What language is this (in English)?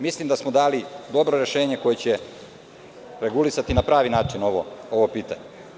Serbian